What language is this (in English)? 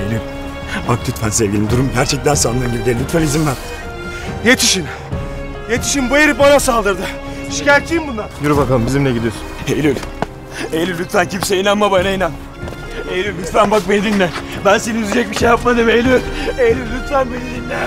Turkish